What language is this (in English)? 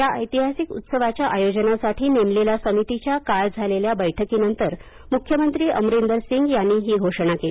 Marathi